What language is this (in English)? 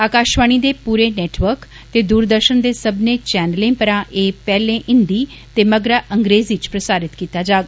Dogri